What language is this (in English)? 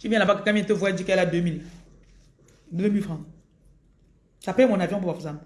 French